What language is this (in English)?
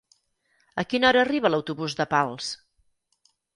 Catalan